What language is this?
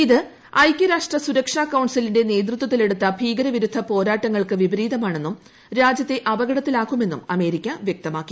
Malayalam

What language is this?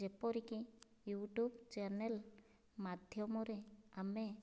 Odia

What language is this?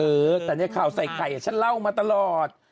Thai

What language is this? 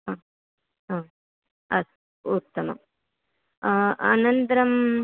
Sanskrit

